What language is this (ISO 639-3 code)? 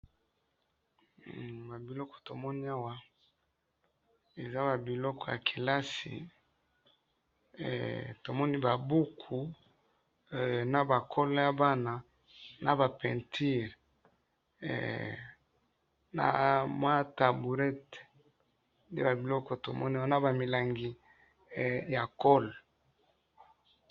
lin